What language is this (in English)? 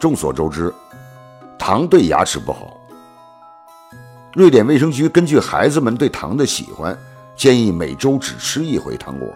Chinese